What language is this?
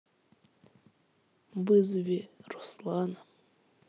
Russian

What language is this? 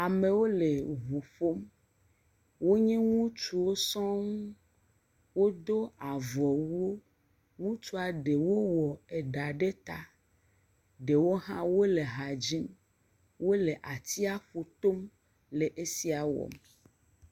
Ewe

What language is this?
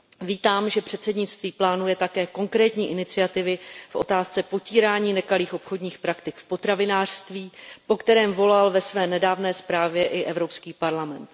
Czech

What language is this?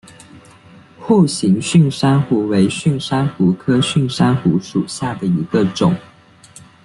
Chinese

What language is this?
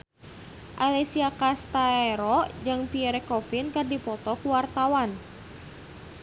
Sundanese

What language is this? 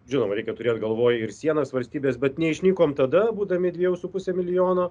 Lithuanian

